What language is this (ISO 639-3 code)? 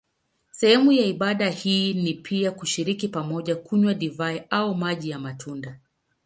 swa